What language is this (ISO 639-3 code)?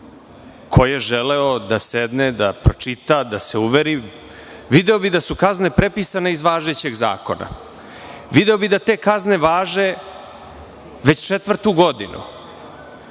srp